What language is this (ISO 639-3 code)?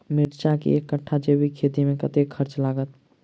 mai